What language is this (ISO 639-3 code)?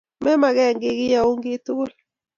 kln